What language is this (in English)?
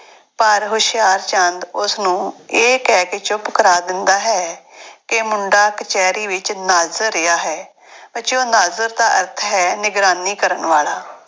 Punjabi